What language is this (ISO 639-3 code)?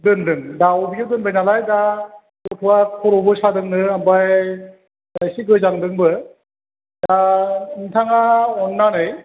brx